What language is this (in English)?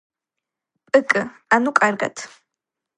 Georgian